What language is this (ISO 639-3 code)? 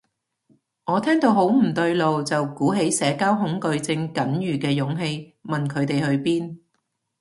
yue